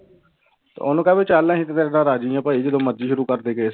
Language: Punjabi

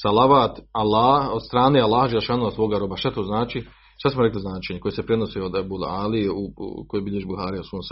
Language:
Croatian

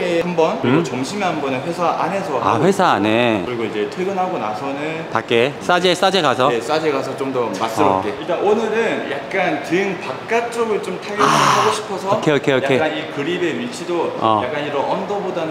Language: Korean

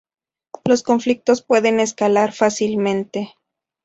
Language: Spanish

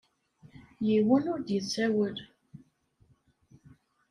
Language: Kabyle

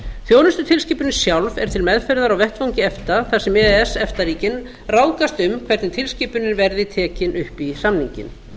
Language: Icelandic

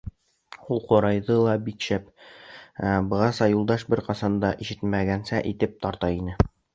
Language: Bashkir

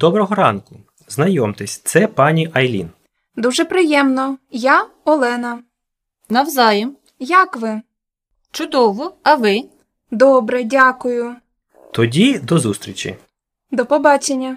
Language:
Ukrainian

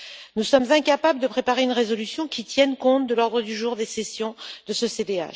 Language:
French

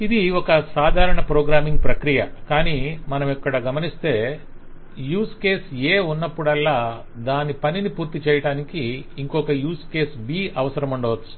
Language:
Telugu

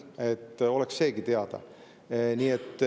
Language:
Estonian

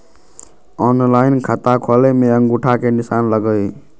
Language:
Magahi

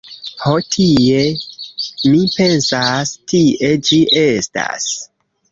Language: Esperanto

